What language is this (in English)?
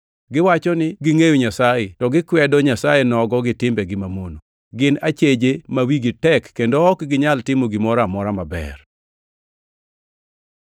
Luo (Kenya and Tanzania)